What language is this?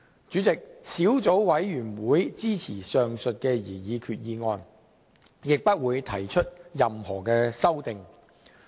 Cantonese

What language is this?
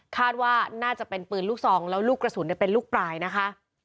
Thai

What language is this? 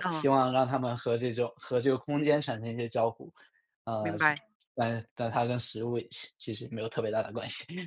Chinese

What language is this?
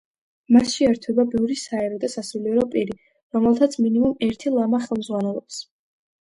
Georgian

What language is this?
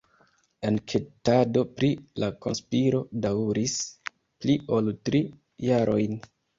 Esperanto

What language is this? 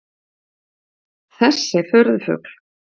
Icelandic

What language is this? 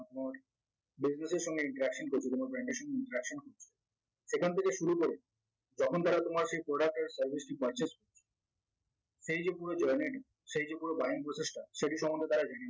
Bangla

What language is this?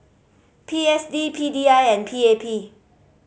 English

